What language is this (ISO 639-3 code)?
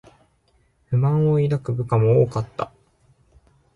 jpn